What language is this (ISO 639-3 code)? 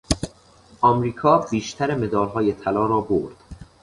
fas